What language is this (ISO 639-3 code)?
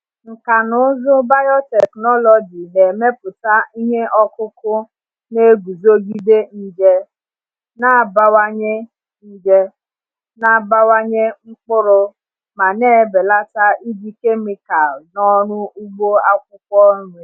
ibo